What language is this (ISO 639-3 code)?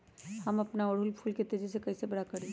mag